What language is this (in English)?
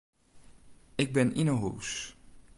Western Frisian